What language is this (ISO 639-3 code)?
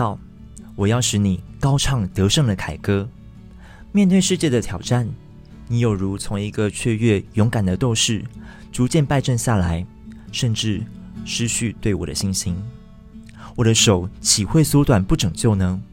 zho